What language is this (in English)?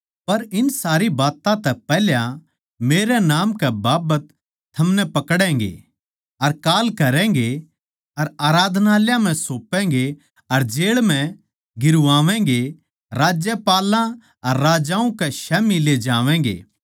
Haryanvi